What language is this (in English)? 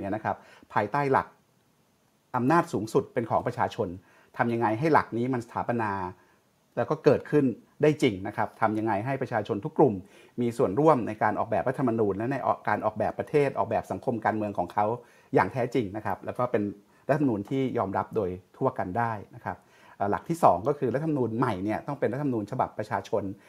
Thai